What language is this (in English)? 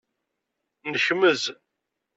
Kabyle